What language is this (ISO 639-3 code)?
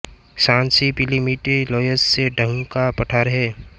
hin